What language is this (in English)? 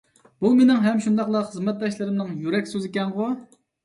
Uyghur